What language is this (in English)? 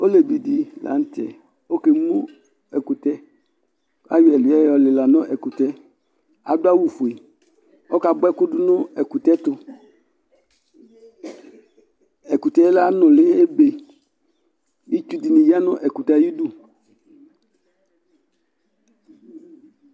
Ikposo